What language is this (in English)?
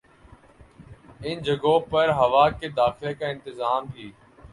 Urdu